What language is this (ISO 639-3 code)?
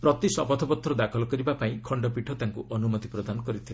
ori